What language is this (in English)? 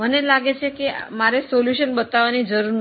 Gujarati